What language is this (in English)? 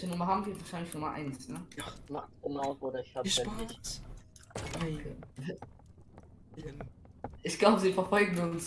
German